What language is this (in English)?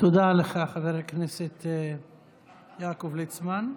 Hebrew